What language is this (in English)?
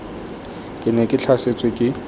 Tswana